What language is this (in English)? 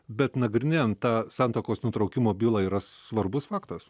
Lithuanian